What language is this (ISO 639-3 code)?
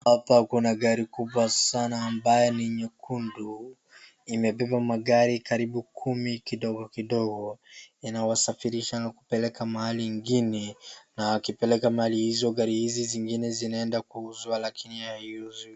swa